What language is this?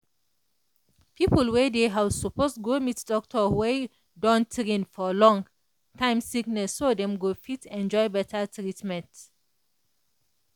Nigerian Pidgin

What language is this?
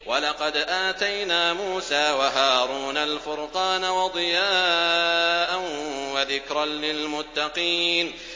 Arabic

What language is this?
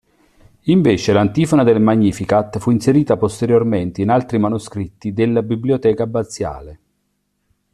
Italian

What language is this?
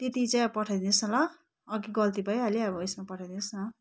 Nepali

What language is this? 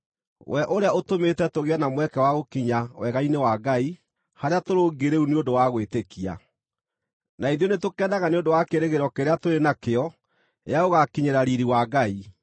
Kikuyu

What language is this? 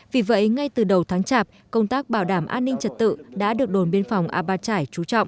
Vietnamese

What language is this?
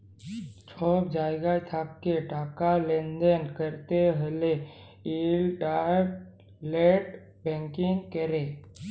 Bangla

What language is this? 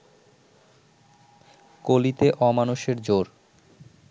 Bangla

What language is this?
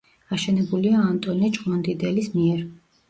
Georgian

